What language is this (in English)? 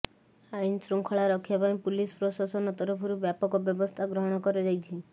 Odia